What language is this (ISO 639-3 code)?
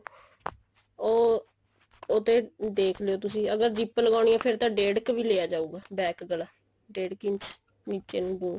pan